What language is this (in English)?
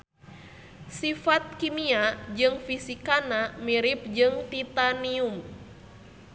Sundanese